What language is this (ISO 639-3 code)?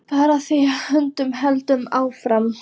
isl